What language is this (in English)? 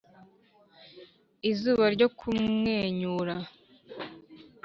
Kinyarwanda